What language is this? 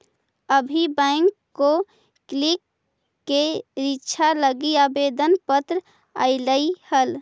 Magahi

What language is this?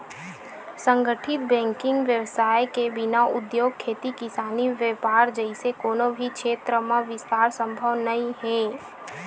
Chhattisgarhi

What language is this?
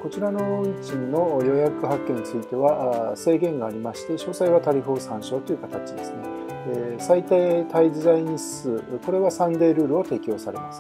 Japanese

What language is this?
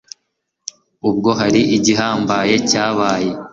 Kinyarwanda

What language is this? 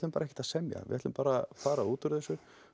Icelandic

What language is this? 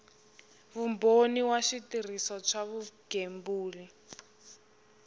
Tsonga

